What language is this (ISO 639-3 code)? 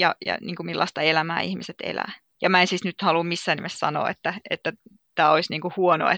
fin